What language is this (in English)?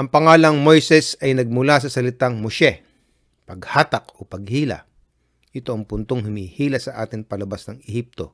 Filipino